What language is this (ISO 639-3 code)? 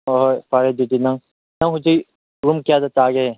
mni